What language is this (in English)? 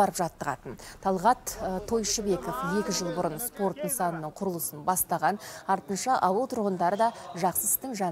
Russian